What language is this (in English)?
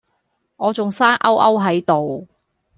Cantonese